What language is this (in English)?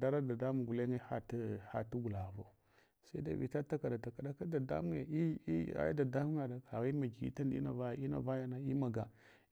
Hwana